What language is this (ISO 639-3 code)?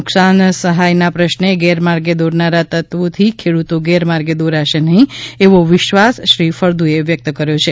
guj